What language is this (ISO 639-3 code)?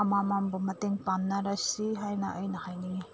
mni